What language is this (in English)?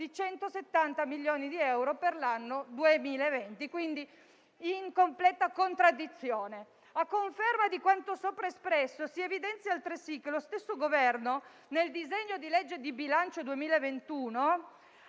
Italian